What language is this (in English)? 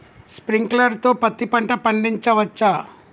Telugu